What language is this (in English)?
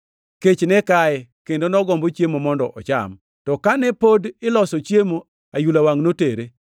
Luo (Kenya and Tanzania)